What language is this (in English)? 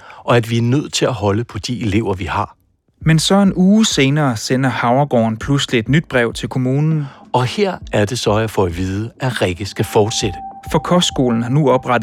Danish